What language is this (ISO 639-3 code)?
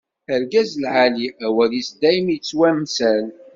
kab